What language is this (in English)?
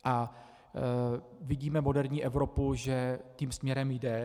Czech